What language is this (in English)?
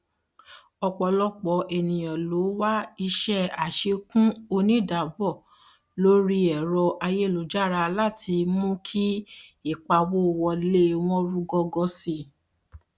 Yoruba